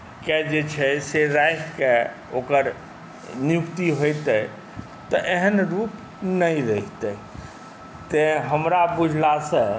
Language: Maithili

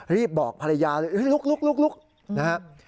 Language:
Thai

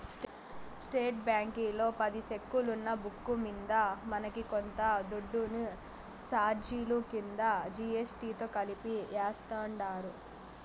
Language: Telugu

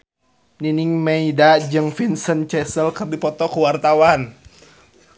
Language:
Sundanese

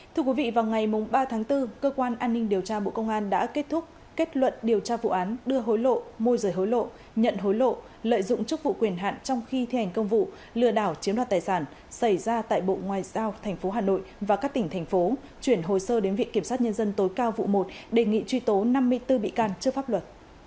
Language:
Vietnamese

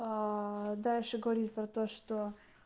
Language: Russian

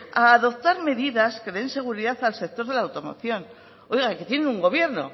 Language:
Spanish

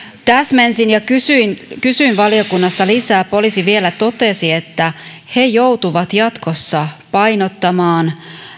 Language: Finnish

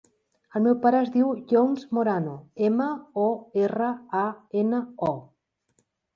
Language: Catalan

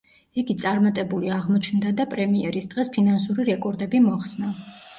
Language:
Georgian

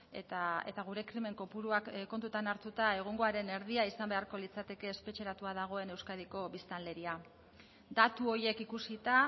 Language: Basque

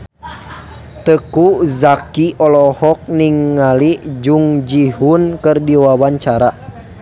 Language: Sundanese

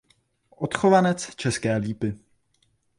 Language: Czech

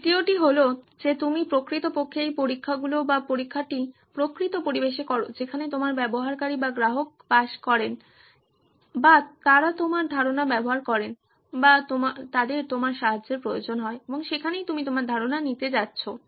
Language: Bangla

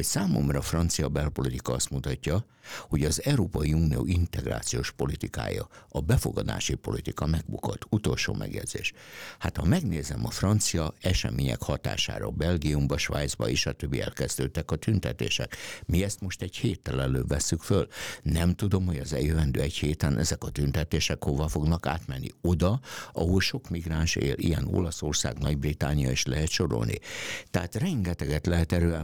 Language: Hungarian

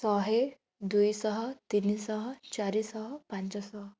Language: Odia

